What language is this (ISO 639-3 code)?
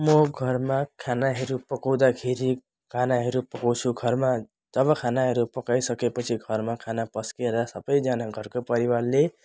nep